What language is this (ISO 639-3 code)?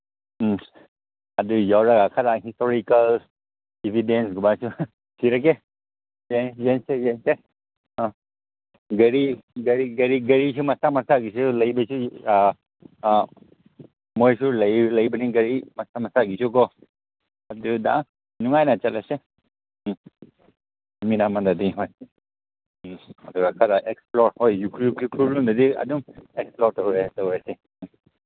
mni